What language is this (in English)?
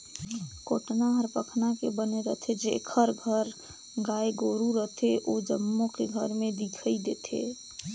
Chhattisgarhi